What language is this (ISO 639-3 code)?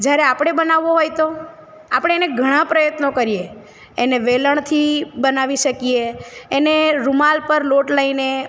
guj